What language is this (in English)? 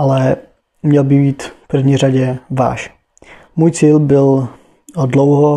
Czech